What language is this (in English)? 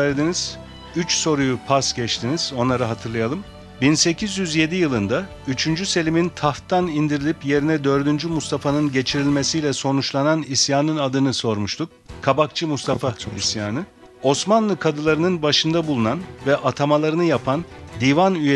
Turkish